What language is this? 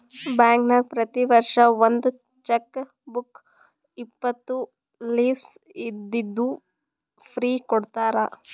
Kannada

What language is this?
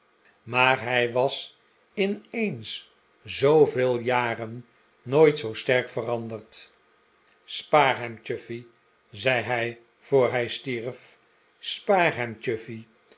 Dutch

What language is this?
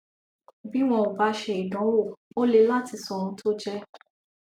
Yoruba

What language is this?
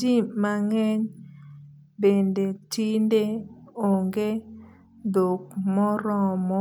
Luo (Kenya and Tanzania)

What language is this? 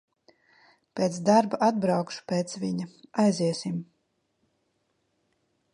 Latvian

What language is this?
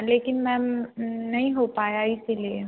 Hindi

